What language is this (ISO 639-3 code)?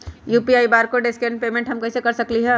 mag